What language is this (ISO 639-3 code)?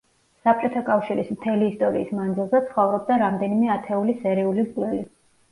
kat